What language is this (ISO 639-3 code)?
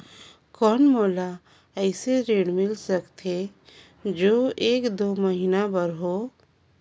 hne